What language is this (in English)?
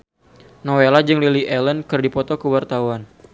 Sundanese